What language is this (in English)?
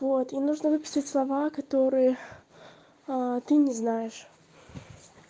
Russian